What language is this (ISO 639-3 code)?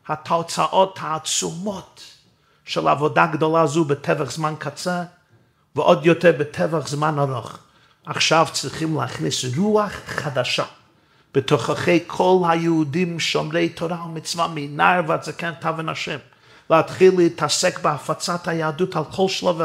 heb